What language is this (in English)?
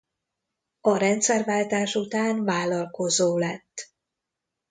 Hungarian